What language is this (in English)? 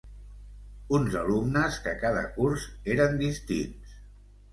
Catalan